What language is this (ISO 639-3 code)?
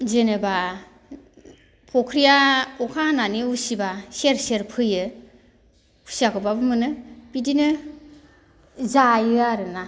brx